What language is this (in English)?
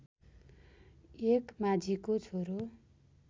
Nepali